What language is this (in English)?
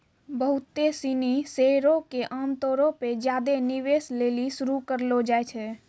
Maithili